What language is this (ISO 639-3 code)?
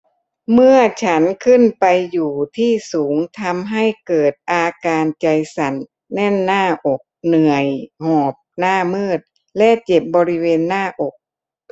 tha